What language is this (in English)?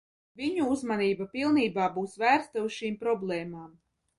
Latvian